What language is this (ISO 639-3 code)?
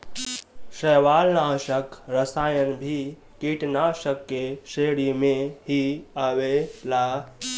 bho